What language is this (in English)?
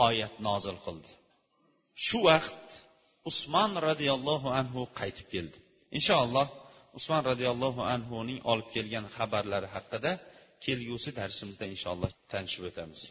Bulgarian